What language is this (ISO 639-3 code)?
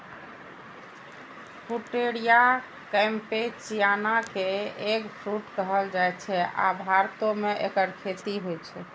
mai